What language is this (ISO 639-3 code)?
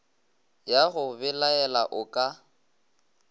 nso